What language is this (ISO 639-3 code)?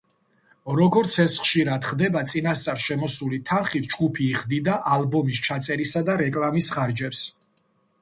kat